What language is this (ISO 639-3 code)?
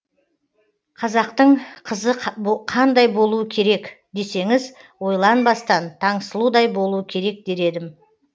kaz